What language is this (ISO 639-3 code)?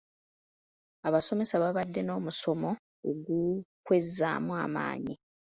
lug